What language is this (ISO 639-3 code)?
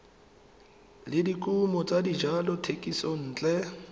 tsn